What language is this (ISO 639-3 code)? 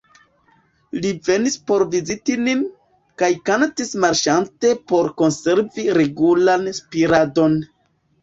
epo